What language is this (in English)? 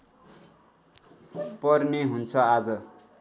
Nepali